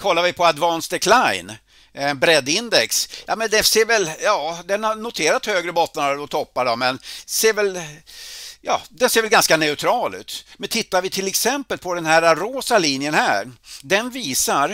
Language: Swedish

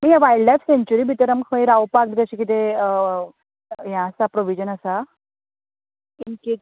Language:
Konkani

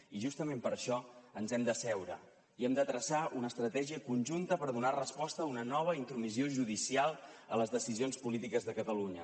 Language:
Catalan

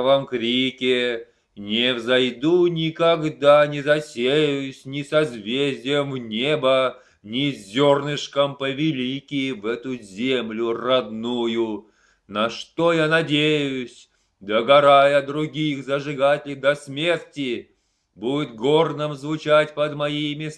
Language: Russian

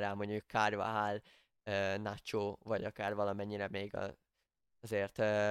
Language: Hungarian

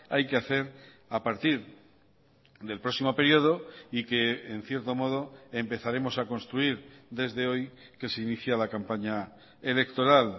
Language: Spanish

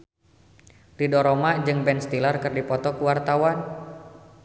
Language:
Sundanese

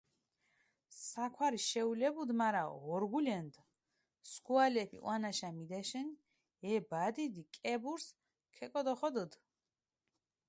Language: Mingrelian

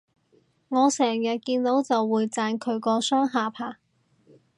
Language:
Cantonese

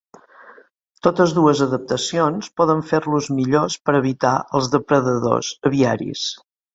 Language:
Catalan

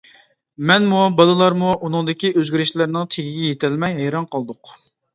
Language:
Uyghur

